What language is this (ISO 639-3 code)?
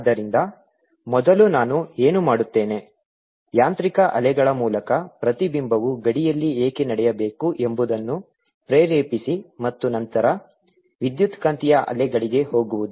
kan